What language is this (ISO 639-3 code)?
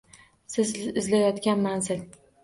uzb